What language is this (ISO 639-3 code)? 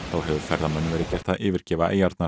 isl